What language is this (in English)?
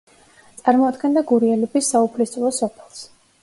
Georgian